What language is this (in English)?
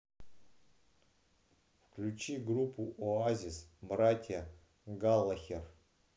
Russian